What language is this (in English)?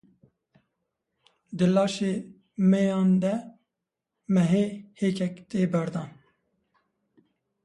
Kurdish